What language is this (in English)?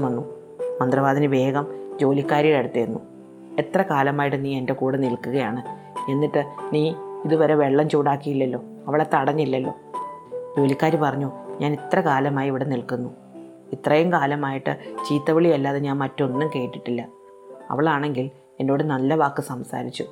Malayalam